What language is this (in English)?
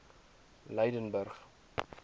Afrikaans